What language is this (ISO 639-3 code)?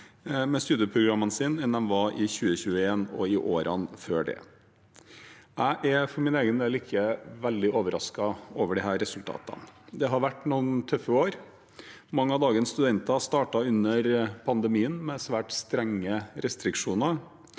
nor